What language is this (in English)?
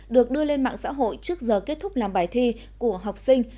Vietnamese